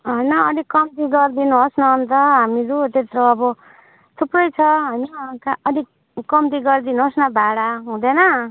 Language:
Nepali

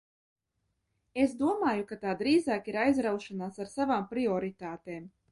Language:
Latvian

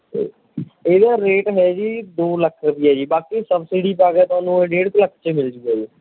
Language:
Punjabi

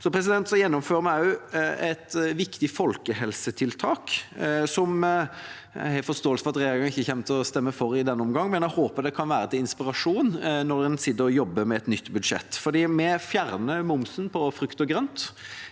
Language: Norwegian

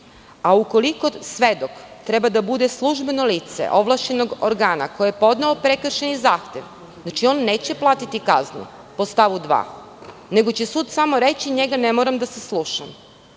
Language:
Serbian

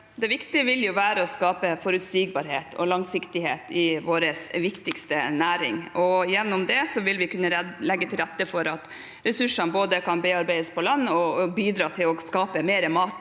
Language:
Norwegian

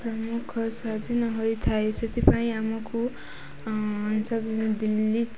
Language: Odia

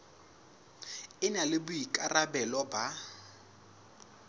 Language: Southern Sotho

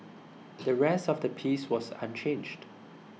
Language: English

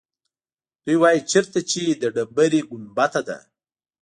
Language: Pashto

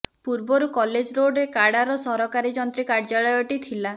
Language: Odia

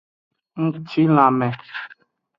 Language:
Aja (Benin)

